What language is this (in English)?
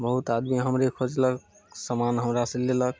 Maithili